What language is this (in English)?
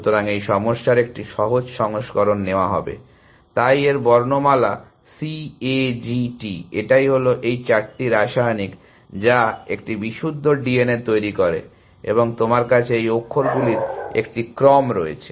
Bangla